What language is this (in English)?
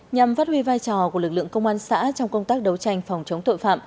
Vietnamese